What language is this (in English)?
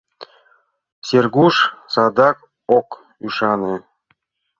Mari